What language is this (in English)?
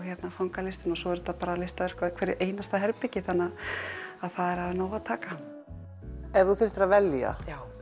Icelandic